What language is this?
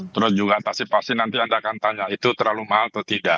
Indonesian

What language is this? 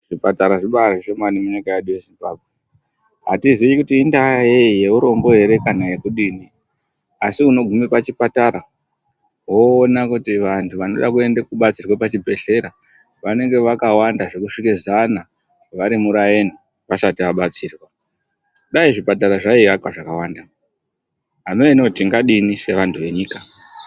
Ndau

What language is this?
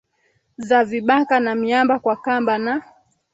Swahili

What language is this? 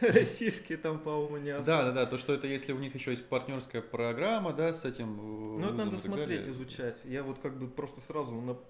Russian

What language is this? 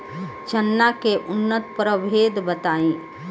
Bhojpuri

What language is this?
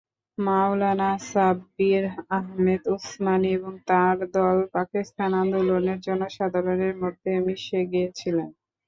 Bangla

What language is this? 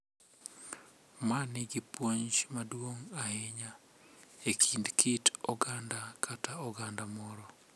Luo (Kenya and Tanzania)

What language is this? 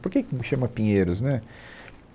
Portuguese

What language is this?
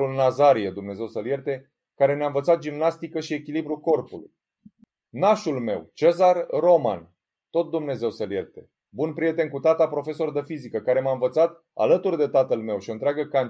Romanian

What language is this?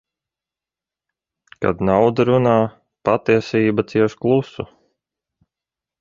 Latvian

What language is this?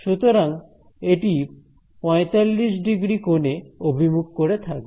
Bangla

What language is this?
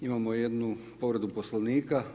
Croatian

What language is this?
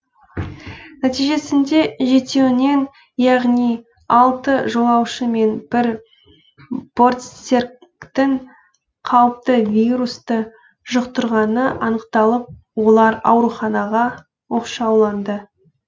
Kazakh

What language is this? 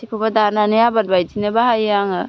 Bodo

